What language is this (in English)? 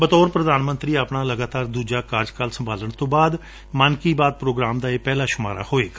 Punjabi